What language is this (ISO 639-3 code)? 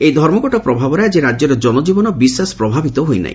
ori